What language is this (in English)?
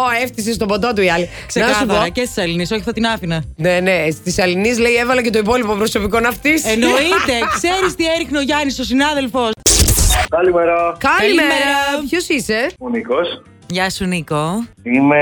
Greek